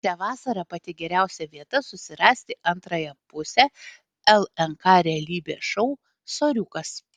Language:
Lithuanian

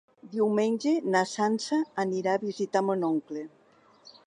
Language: Catalan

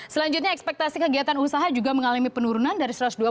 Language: Indonesian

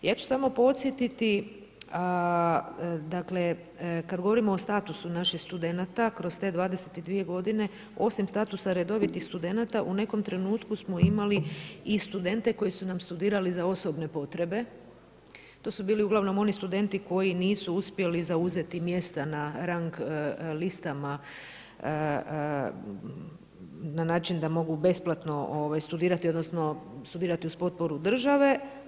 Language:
Croatian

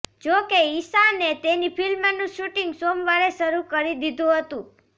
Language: Gujarati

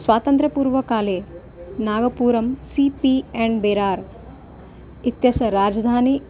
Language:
Sanskrit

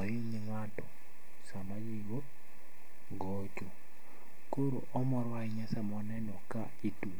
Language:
Luo (Kenya and Tanzania)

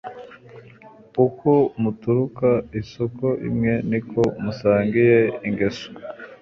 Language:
Kinyarwanda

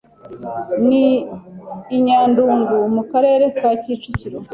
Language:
Kinyarwanda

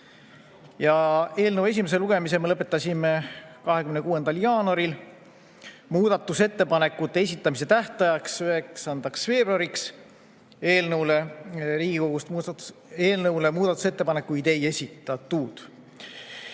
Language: Estonian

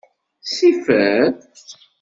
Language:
Kabyle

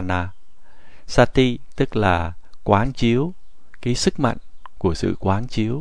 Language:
Vietnamese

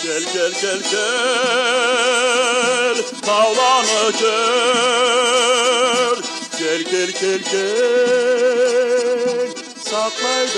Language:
Turkish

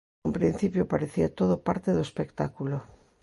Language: Galician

